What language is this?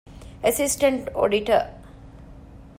Divehi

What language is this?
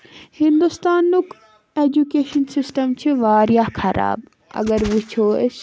Kashmiri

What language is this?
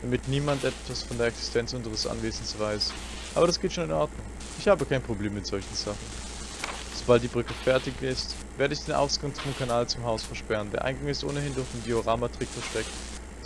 German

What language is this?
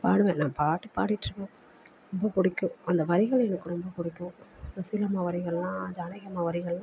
Tamil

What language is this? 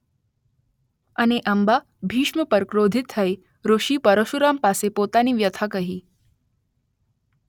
Gujarati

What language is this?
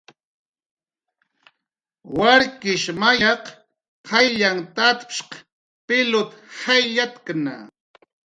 Jaqaru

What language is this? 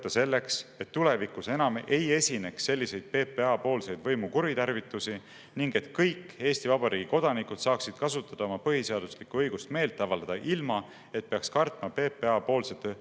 Estonian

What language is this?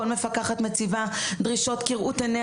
Hebrew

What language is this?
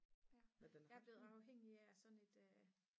Danish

